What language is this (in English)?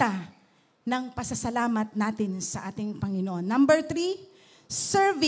Filipino